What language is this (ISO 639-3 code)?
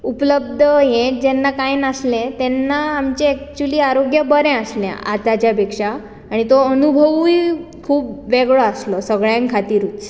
kok